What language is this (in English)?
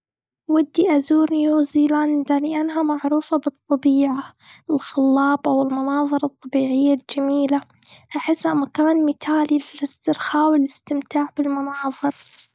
Gulf Arabic